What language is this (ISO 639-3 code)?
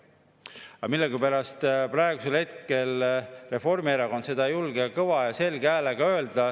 est